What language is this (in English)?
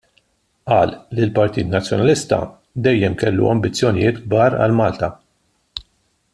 Maltese